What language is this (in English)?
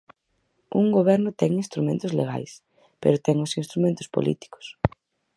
Galician